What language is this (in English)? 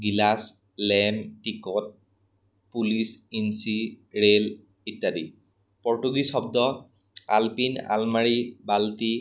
Assamese